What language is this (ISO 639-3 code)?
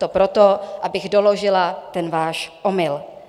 ces